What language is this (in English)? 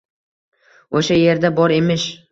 Uzbek